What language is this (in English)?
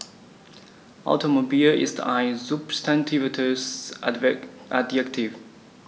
German